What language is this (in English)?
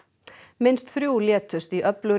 Icelandic